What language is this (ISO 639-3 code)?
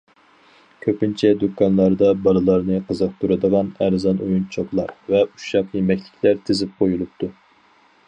uig